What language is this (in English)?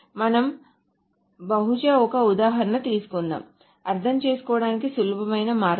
Telugu